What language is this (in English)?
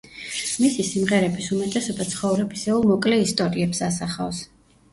Georgian